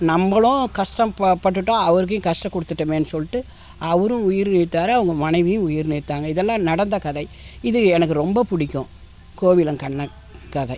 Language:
Tamil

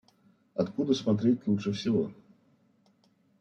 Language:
Russian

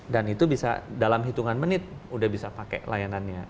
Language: Indonesian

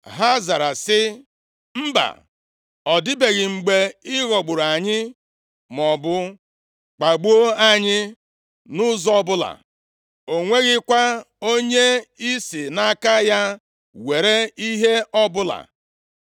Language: Igbo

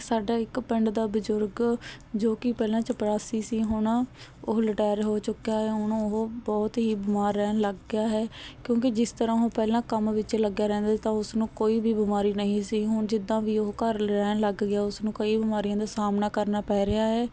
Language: Punjabi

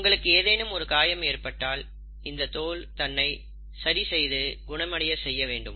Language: Tamil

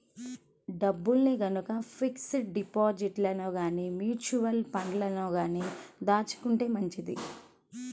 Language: Telugu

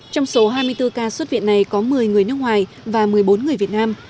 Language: Vietnamese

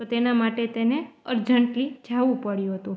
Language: Gujarati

